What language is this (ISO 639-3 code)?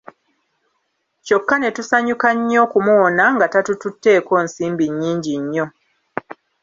lug